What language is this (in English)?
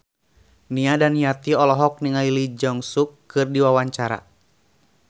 Sundanese